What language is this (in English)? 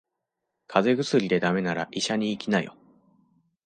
Japanese